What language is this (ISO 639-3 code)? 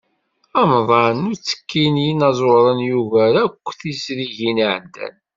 kab